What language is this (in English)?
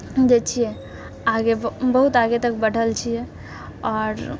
Maithili